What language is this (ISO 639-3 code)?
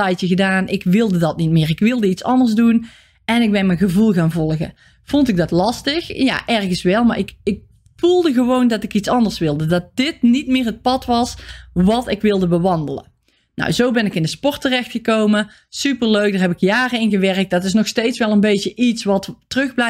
nld